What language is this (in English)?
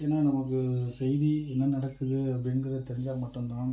Tamil